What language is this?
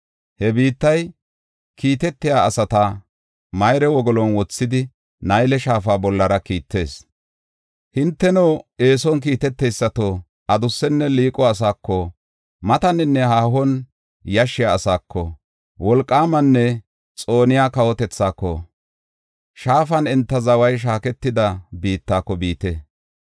Gofa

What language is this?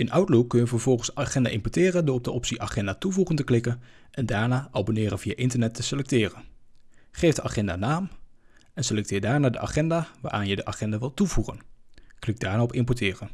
Dutch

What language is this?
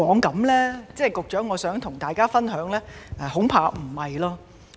Cantonese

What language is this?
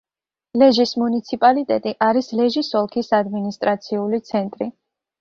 Georgian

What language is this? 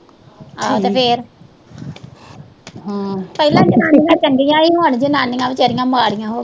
Punjabi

